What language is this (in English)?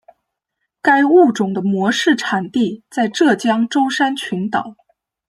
Chinese